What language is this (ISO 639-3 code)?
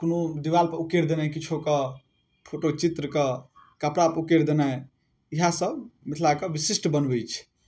mai